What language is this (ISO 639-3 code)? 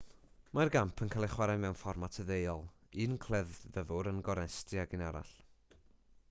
cym